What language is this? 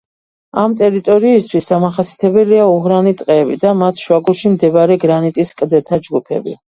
Georgian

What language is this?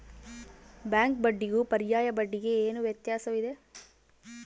Kannada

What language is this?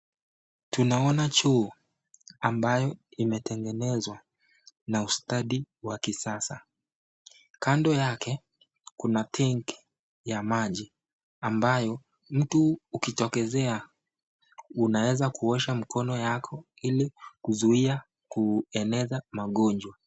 Swahili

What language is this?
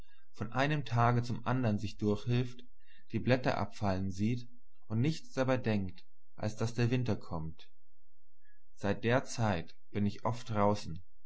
German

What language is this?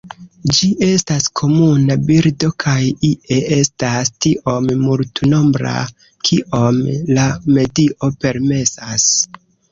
Esperanto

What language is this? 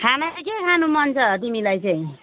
Nepali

